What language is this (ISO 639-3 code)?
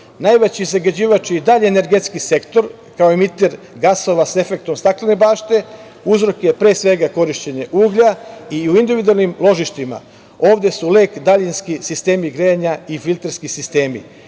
srp